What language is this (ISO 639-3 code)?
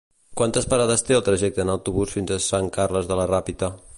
cat